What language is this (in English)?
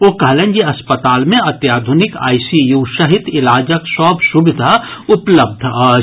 Maithili